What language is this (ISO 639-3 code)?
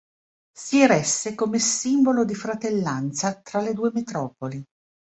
ita